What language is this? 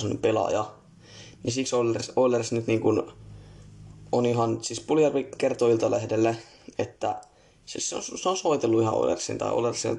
Finnish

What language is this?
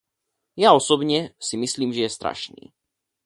Czech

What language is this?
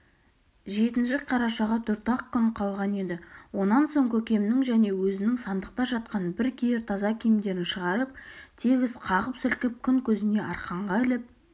Kazakh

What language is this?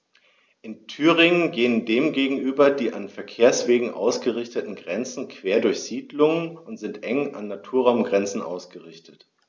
German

